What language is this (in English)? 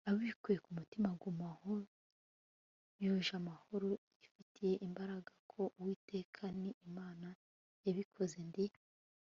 Kinyarwanda